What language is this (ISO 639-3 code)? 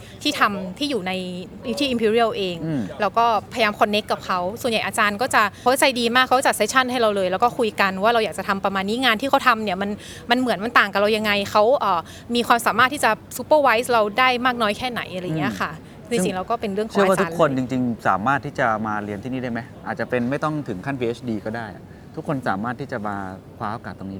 tha